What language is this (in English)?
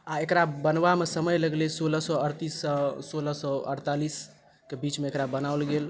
Maithili